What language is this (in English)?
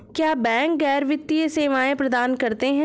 Hindi